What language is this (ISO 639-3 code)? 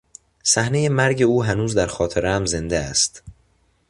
fas